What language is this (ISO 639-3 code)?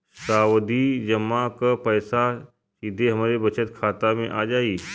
bho